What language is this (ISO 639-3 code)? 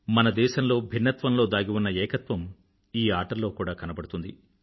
tel